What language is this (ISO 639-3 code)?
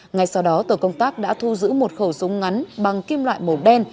vie